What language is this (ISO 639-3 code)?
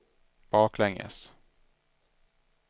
swe